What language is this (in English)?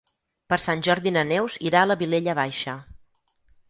Catalan